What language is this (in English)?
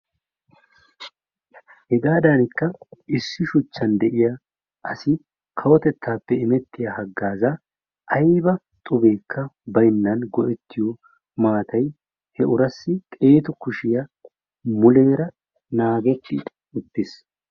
Wolaytta